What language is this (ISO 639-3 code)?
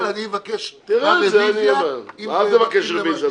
heb